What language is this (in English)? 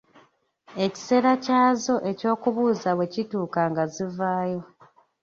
Ganda